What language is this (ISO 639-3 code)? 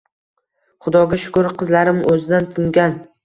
uzb